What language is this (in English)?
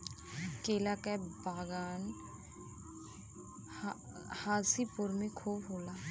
Bhojpuri